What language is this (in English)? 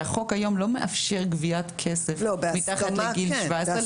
Hebrew